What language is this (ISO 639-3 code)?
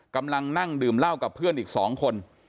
tha